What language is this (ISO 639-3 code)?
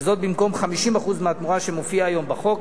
heb